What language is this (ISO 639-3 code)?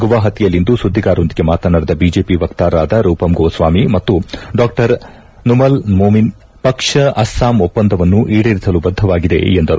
kan